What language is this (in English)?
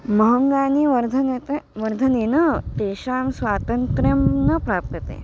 Sanskrit